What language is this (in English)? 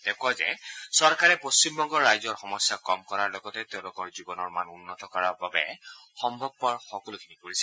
Assamese